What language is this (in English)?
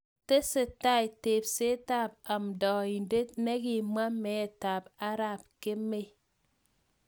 Kalenjin